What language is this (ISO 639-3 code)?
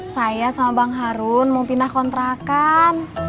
ind